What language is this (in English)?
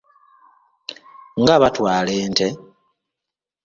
Ganda